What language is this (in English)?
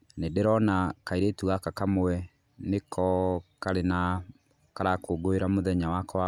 Kikuyu